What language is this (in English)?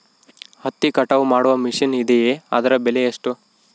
Kannada